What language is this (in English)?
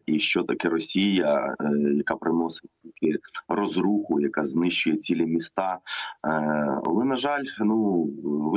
Ukrainian